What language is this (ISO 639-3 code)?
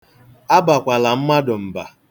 ibo